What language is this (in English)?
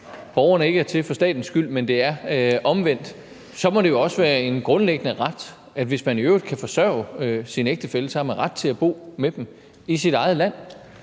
Danish